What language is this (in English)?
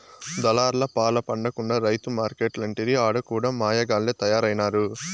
Telugu